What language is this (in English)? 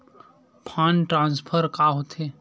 Chhattisgarhi